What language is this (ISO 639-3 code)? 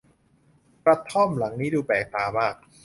tha